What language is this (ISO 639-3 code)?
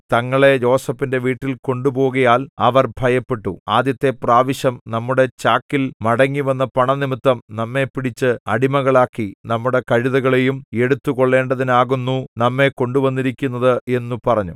mal